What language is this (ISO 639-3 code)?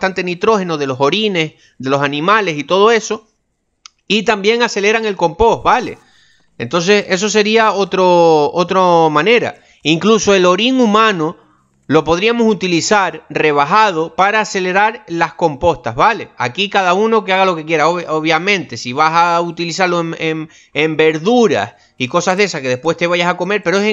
spa